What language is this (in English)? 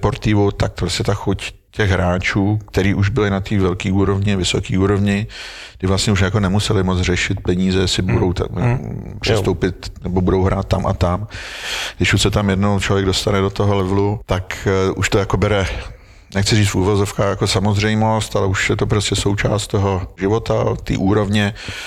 Czech